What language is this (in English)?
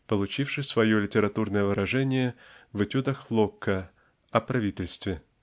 Russian